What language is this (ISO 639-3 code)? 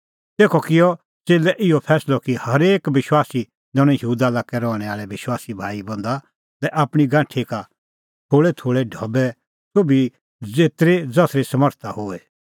kfx